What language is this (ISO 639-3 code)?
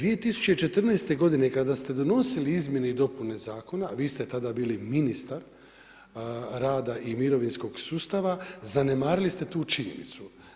hrv